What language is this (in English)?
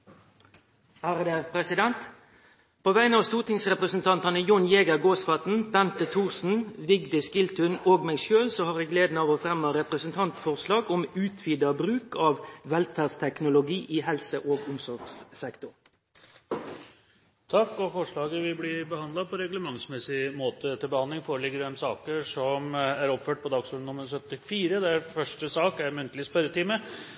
Norwegian Nynorsk